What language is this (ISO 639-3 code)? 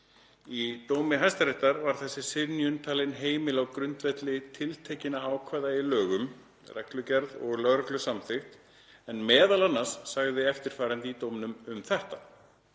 isl